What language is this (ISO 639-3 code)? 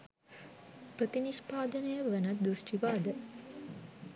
sin